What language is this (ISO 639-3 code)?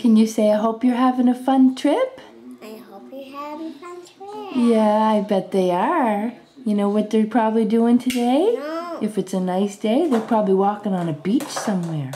eng